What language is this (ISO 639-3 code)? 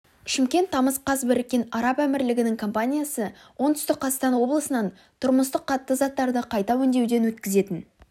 kaz